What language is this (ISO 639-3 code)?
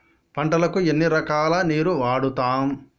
tel